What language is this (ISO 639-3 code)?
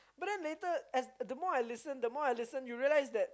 eng